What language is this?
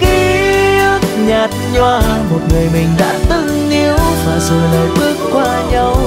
Vietnamese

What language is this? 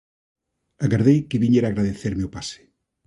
Galician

